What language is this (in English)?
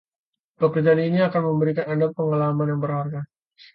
Indonesian